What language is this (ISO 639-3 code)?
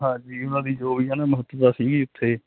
pan